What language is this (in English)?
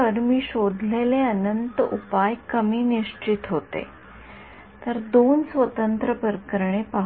Marathi